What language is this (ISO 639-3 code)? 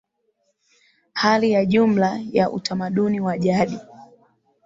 swa